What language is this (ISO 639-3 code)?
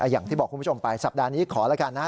tha